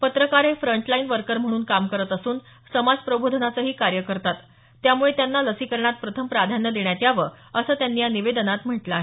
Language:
Marathi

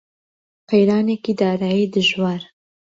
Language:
Central Kurdish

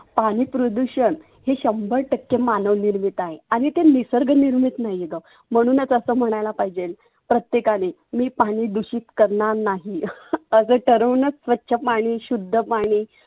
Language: Marathi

